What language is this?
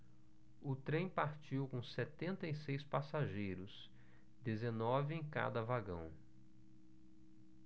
Portuguese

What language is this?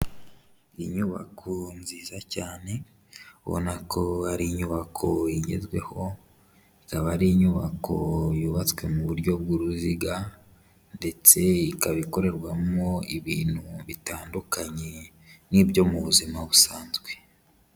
Kinyarwanda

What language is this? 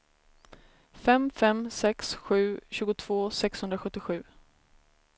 Swedish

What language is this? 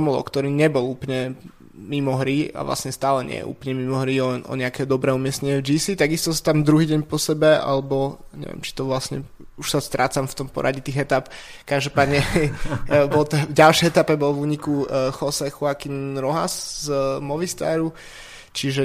Slovak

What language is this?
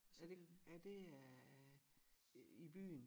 Danish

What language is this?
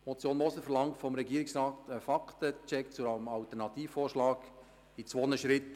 Swiss German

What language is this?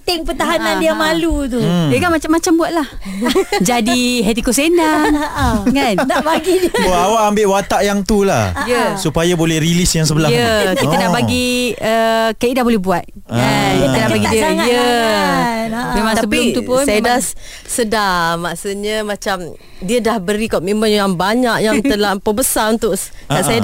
Malay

